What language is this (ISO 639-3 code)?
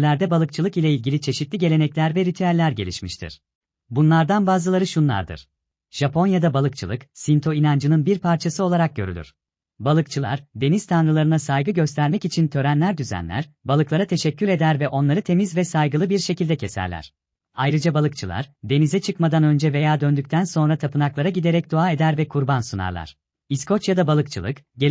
tur